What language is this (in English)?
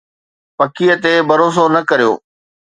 Sindhi